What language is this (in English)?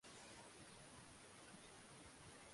Swahili